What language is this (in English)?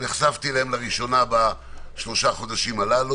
Hebrew